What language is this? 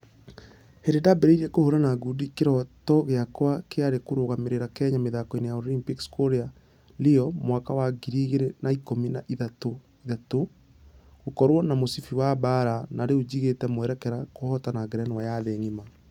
Kikuyu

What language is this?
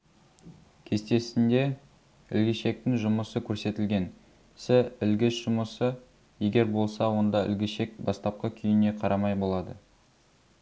Kazakh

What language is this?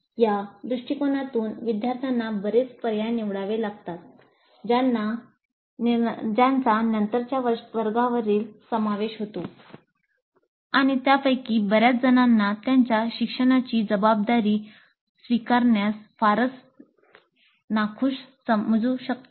Marathi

